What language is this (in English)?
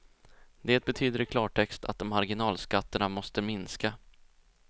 Swedish